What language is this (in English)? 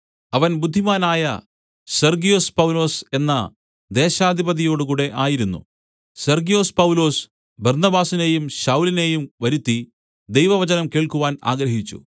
Malayalam